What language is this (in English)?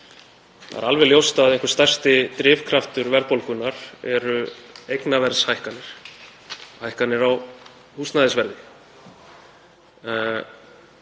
Icelandic